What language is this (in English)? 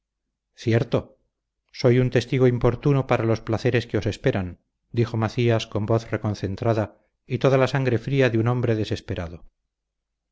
Spanish